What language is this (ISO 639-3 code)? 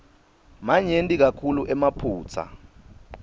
ssw